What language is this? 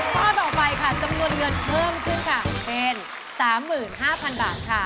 Thai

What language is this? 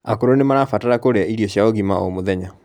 Kikuyu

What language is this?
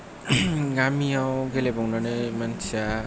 Bodo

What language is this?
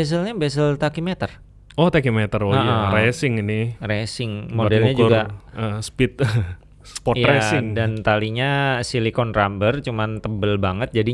Indonesian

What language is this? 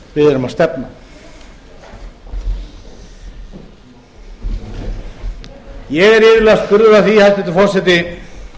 Icelandic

